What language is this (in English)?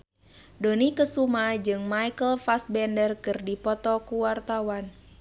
Sundanese